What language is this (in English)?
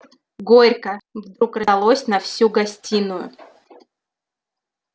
Russian